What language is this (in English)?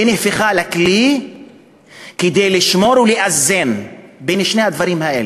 Hebrew